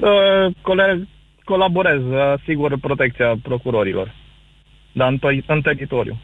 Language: Romanian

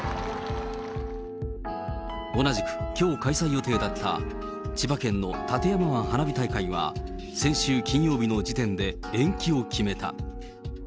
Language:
Japanese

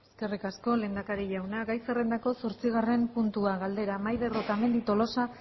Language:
Basque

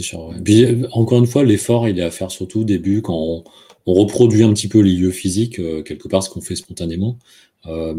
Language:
French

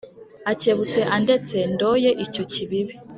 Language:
Kinyarwanda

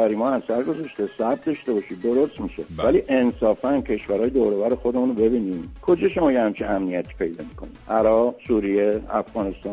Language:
Persian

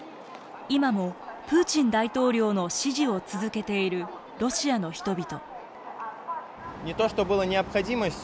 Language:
Japanese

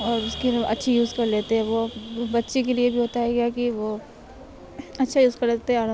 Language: Urdu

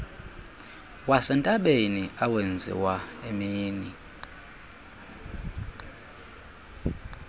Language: Xhosa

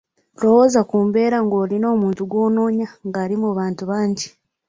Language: Ganda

